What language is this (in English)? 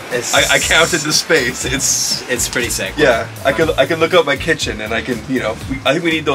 English